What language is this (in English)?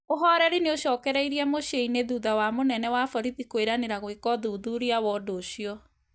Kikuyu